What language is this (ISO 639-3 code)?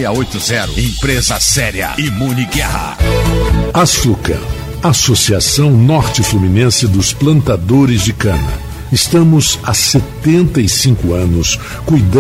por